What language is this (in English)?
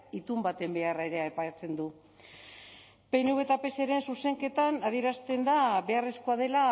Basque